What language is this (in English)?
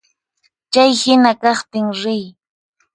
Puno Quechua